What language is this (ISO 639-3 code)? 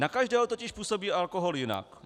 ces